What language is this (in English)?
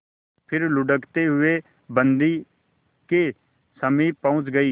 Hindi